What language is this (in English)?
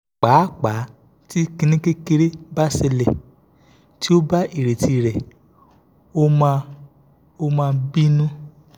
Yoruba